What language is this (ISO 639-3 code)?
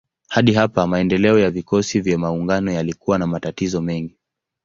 swa